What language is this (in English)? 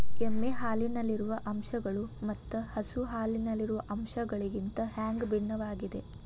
Kannada